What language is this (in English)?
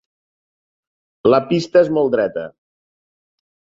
Catalan